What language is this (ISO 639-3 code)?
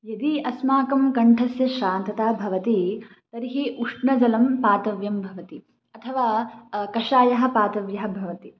san